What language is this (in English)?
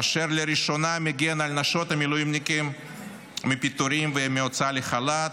Hebrew